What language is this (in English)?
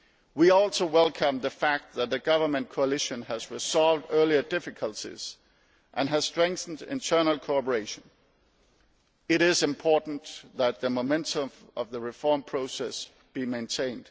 English